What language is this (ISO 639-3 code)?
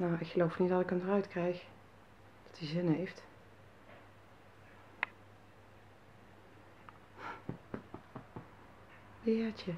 nld